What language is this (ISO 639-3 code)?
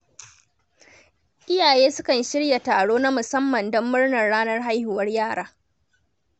hau